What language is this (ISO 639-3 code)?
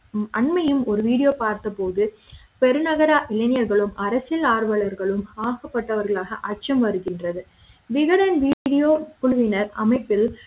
tam